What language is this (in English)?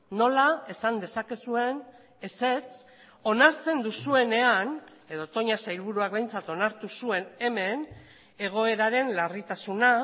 Basque